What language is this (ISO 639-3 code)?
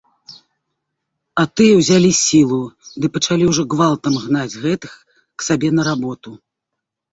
bel